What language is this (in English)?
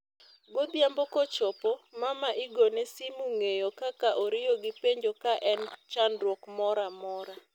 Luo (Kenya and Tanzania)